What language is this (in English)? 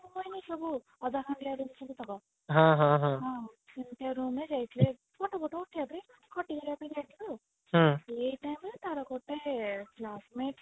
Odia